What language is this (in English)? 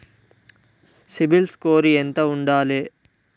Telugu